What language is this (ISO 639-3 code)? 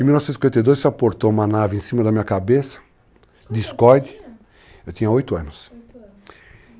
por